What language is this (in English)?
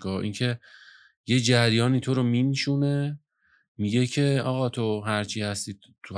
Persian